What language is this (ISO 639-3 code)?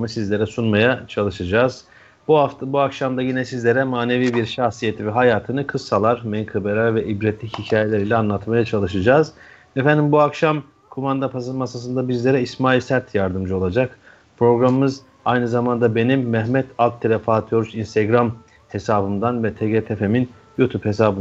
tur